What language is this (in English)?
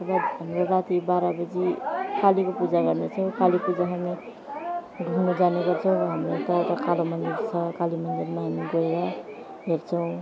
Nepali